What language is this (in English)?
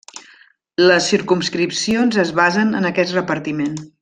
Catalan